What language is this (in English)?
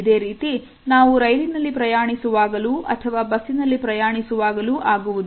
Kannada